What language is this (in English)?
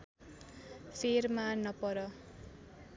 Nepali